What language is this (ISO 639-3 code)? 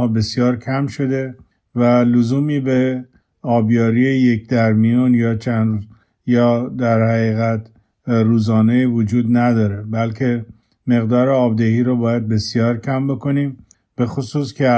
fas